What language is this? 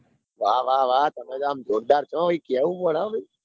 Gujarati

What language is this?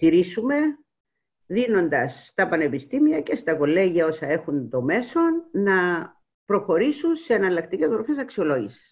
Greek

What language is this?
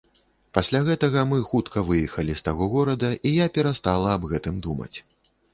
Belarusian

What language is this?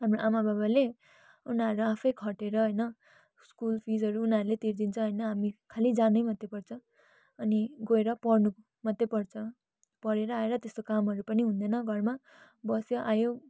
Nepali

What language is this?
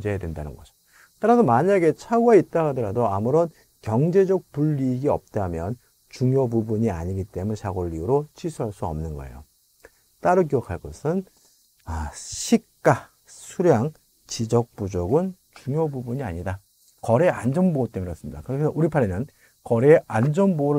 Korean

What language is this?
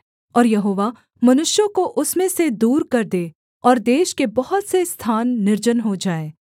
Hindi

